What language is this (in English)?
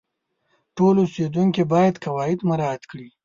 Pashto